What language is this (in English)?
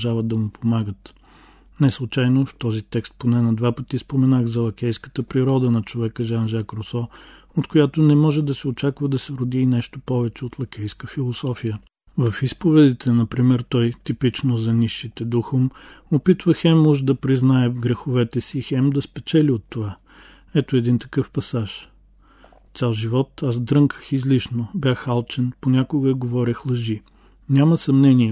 Bulgarian